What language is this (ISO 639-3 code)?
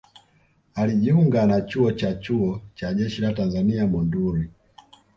swa